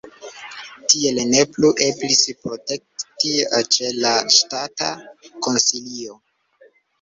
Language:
Esperanto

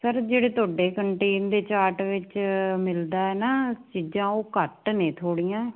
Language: Punjabi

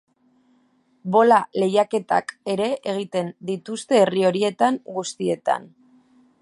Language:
Basque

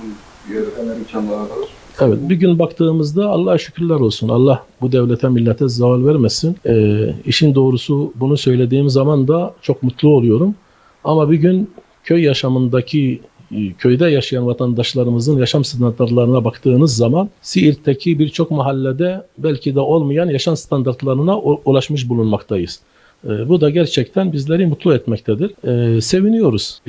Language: Turkish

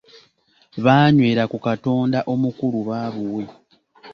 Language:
Ganda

